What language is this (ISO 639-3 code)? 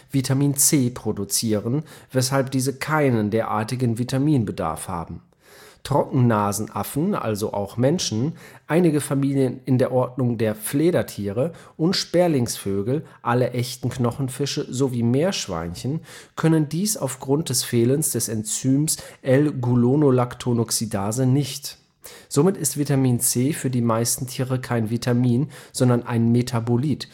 deu